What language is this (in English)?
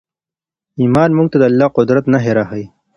Pashto